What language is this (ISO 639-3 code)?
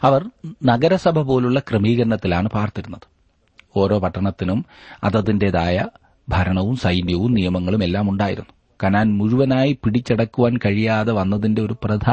mal